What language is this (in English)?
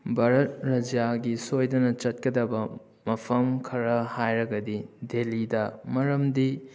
Manipuri